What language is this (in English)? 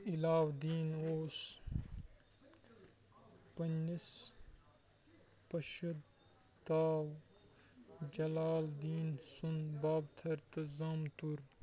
Kashmiri